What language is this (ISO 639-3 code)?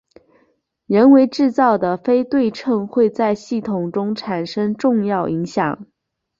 zho